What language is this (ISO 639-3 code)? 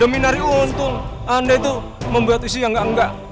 ind